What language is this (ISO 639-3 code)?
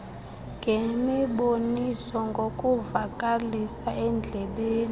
xho